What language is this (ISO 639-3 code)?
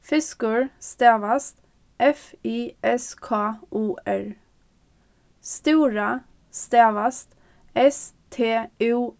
fao